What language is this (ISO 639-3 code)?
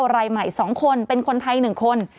tha